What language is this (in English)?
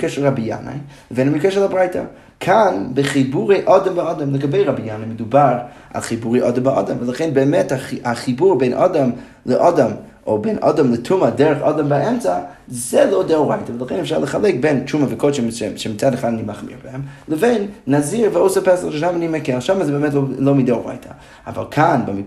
Hebrew